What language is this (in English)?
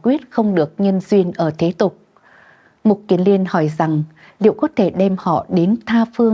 Vietnamese